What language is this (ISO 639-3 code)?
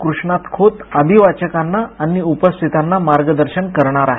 mar